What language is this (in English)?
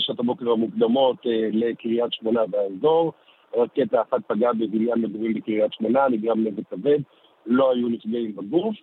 Hebrew